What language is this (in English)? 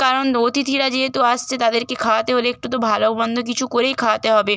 Bangla